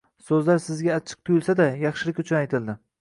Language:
Uzbek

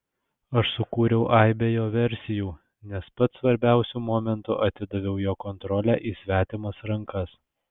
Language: Lithuanian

